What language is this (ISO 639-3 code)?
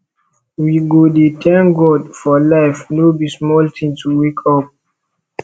pcm